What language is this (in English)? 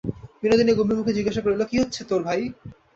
Bangla